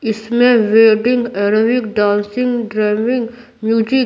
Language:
Hindi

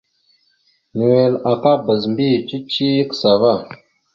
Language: Mada (Cameroon)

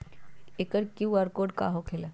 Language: Magahi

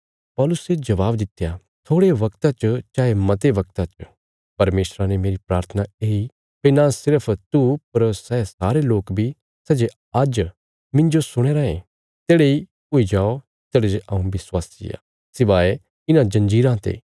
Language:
Bilaspuri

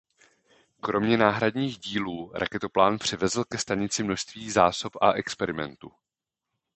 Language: Czech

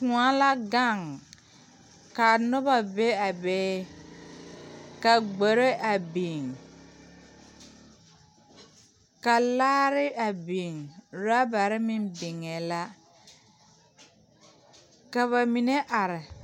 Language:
Southern Dagaare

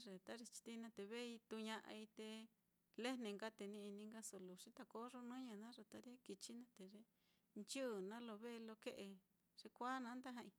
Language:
Mitlatongo Mixtec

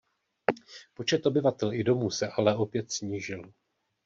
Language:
Czech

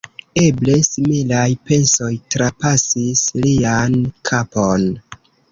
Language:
Esperanto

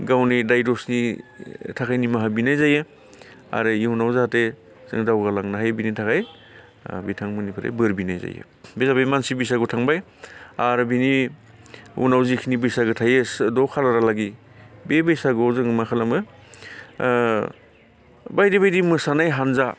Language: Bodo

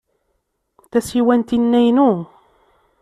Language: Kabyle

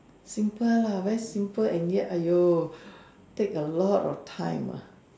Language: English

